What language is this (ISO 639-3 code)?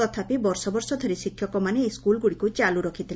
ori